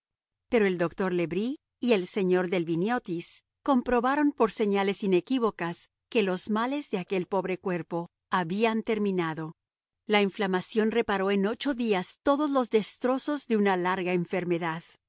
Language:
Spanish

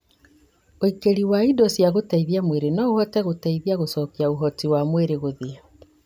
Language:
Kikuyu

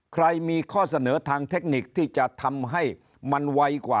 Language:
Thai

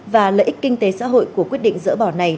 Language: Vietnamese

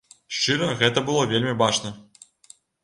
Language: Belarusian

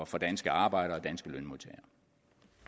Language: Danish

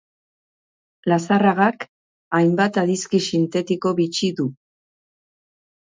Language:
Basque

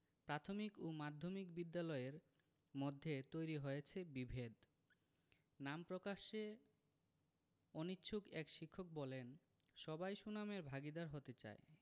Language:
Bangla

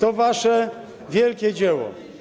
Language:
Polish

